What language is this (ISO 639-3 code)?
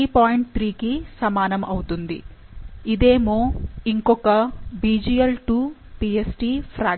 tel